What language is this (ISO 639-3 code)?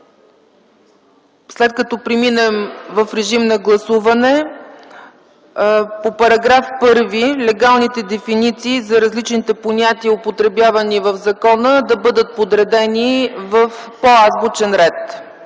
bul